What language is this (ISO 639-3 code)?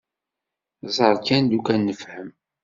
kab